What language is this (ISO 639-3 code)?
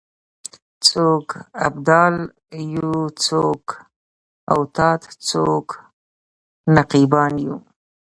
pus